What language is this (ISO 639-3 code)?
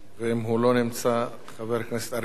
heb